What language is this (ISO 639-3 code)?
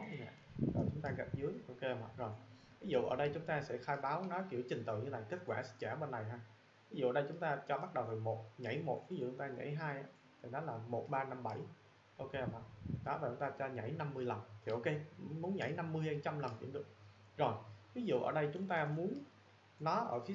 vie